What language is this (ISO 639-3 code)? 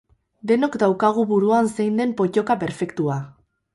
eus